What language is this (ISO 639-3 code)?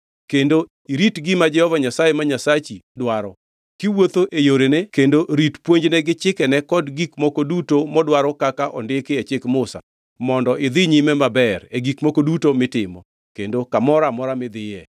luo